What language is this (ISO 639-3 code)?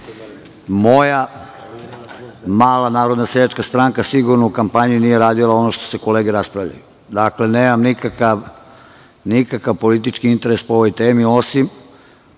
srp